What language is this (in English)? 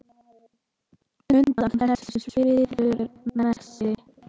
Icelandic